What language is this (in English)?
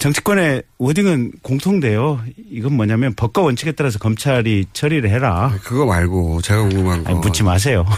Korean